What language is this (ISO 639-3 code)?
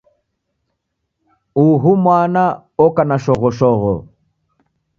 dav